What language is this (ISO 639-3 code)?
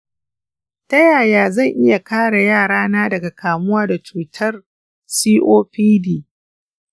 hau